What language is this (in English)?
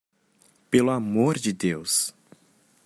Portuguese